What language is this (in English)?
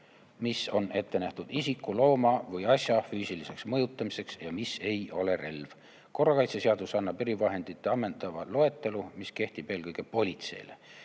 Estonian